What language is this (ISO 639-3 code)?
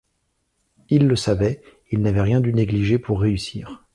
fra